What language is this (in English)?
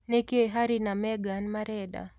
Kikuyu